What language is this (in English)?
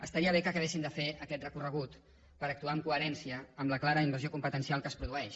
Catalan